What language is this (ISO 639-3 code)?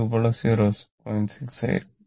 mal